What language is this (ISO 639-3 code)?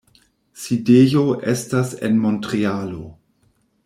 epo